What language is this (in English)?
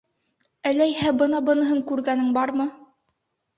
Bashkir